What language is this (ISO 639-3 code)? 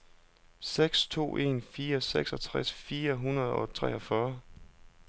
dan